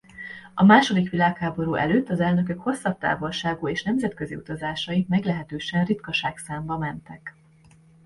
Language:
Hungarian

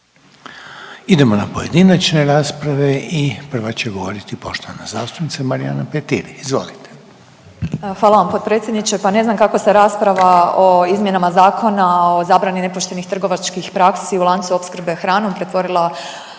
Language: Croatian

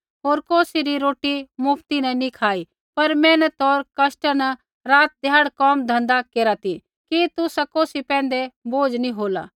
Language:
Kullu Pahari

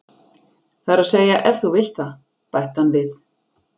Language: Icelandic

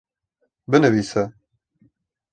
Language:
Kurdish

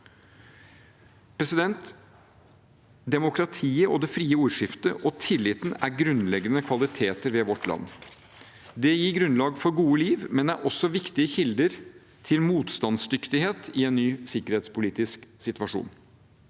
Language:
Norwegian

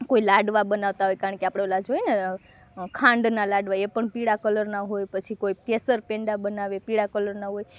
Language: Gujarati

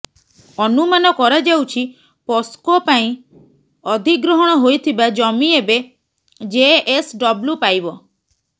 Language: Odia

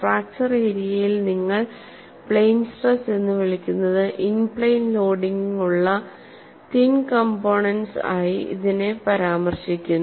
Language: Malayalam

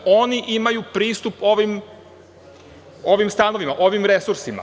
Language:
Serbian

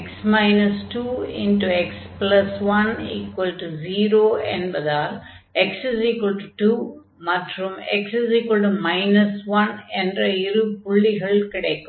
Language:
Tamil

